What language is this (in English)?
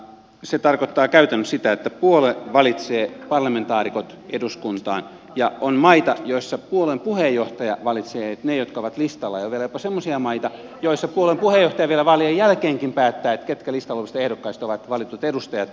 Finnish